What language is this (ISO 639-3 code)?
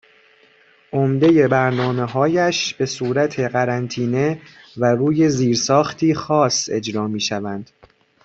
fas